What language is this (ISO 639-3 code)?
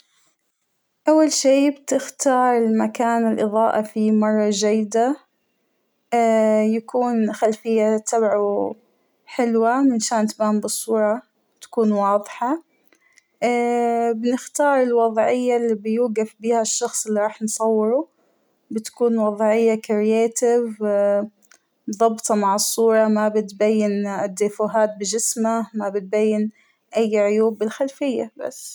acw